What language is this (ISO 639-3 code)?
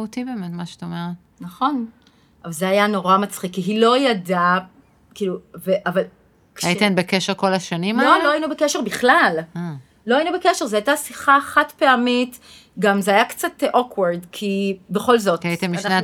heb